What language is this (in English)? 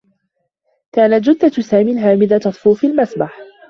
Arabic